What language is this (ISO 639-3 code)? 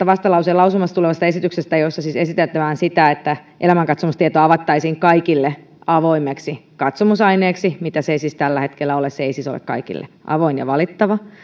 fin